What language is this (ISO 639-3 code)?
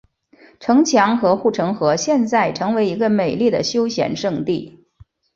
zho